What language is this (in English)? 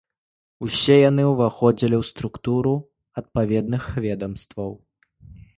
Belarusian